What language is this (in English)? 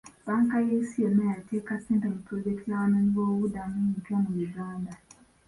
Ganda